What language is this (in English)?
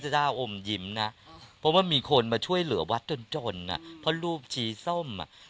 Thai